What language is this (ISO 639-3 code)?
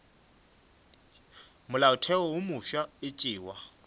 nso